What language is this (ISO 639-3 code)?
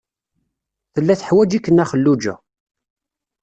kab